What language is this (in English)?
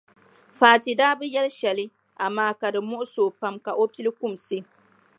Dagbani